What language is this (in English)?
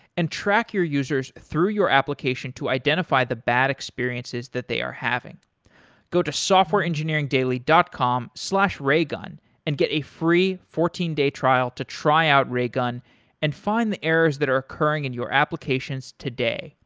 English